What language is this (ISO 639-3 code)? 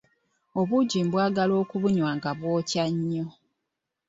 lug